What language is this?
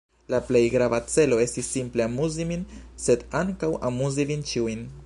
Esperanto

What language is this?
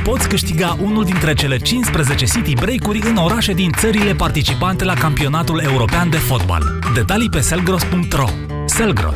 Romanian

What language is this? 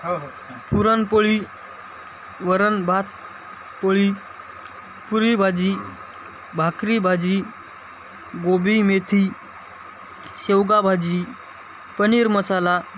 Marathi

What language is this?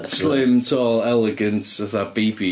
Welsh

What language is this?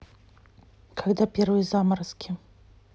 Russian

